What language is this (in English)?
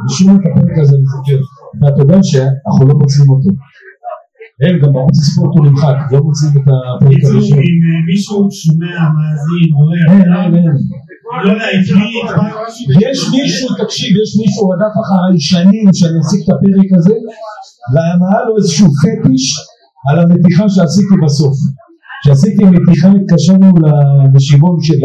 Hebrew